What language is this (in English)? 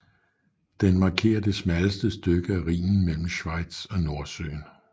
Danish